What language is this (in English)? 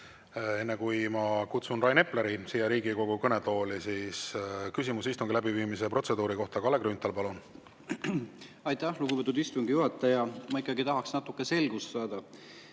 Estonian